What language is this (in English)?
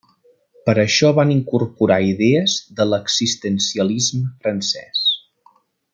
Catalan